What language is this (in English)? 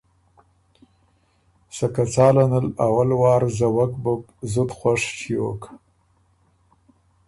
Ormuri